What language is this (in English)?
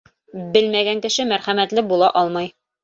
Bashkir